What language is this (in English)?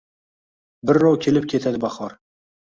Uzbek